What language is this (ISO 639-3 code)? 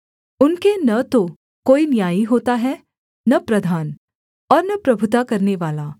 hin